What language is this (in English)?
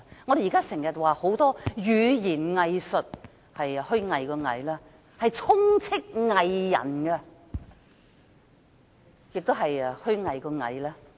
Cantonese